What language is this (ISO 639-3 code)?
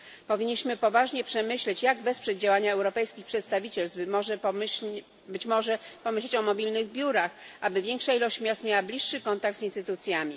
pol